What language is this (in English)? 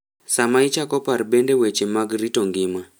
Luo (Kenya and Tanzania)